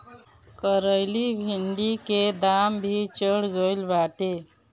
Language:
Bhojpuri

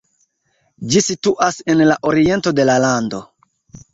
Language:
Esperanto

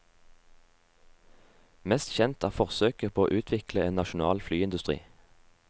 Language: Norwegian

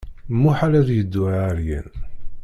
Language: Kabyle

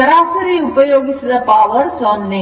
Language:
Kannada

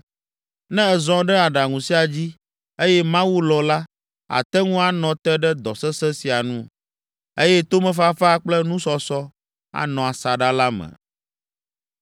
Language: Ewe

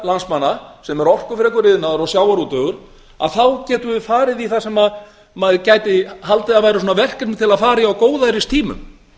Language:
Icelandic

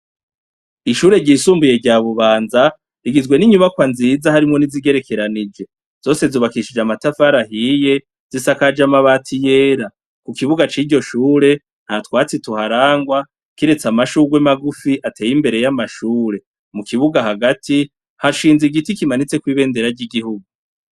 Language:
Rundi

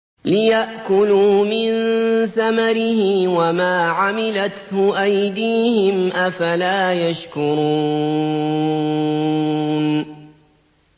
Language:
Arabic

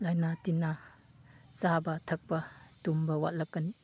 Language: Manipuri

